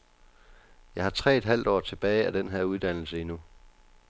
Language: Danish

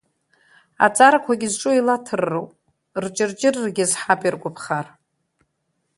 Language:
Abkhazian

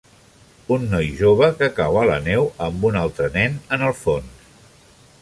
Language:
Catalan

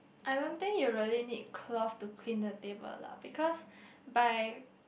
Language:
English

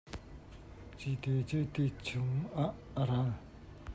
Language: Hakha Chin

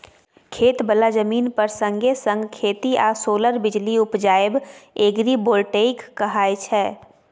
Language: Maithili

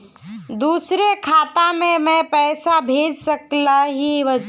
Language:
Magahi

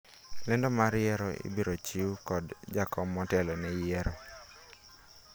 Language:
Luo (Kenya and Tanzania)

